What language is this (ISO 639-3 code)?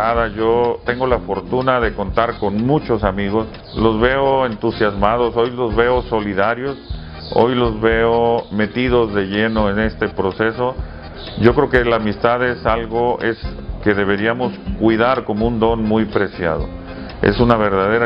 spa